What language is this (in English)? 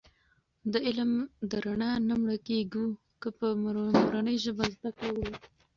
Pashto